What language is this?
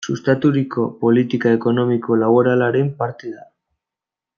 Basque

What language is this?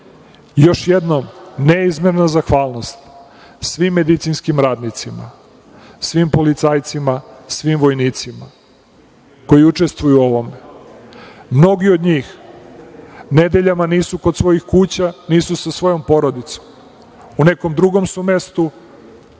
Serbian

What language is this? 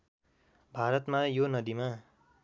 Nepali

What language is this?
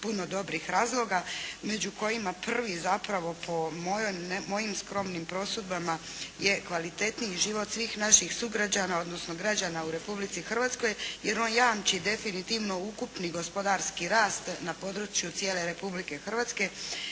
Croatian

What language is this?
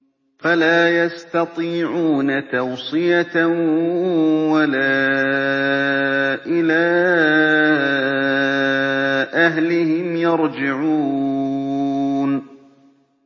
Arabic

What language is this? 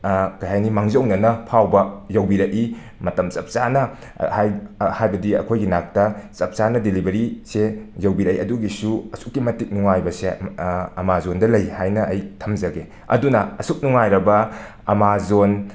Manipuri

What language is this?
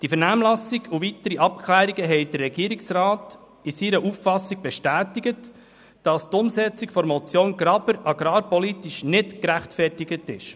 Swiss German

